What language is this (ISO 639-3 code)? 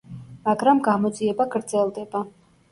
kat